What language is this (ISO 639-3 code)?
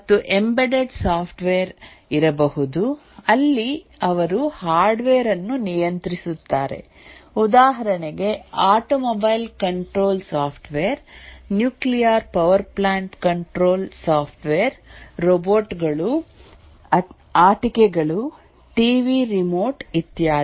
kan